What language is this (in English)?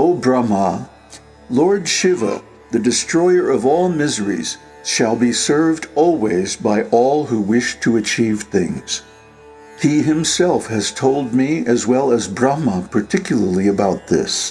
English